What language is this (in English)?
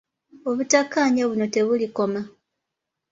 Ganda